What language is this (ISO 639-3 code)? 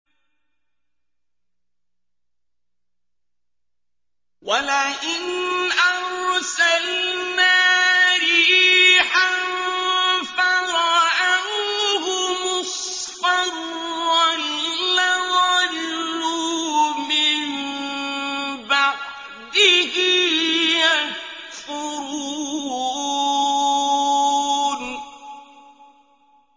ara